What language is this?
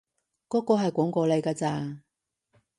Cantonese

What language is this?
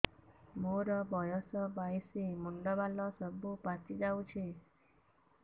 Odia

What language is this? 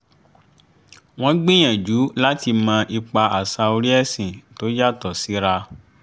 Yoruba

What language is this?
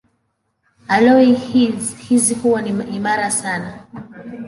Swahili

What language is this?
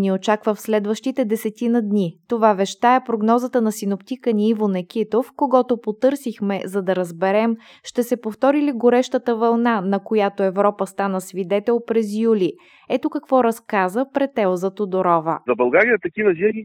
Bulgarian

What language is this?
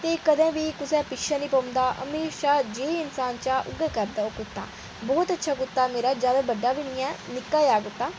Dogri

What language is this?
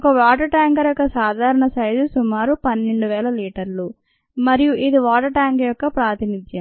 Telugu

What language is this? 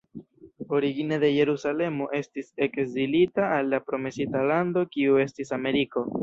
Esperanto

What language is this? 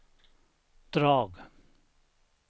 Swedish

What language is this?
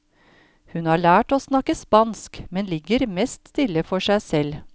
Norwegian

